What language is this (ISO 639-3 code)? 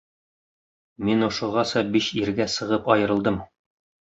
bak